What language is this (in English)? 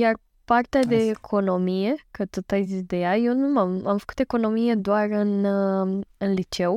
Romanian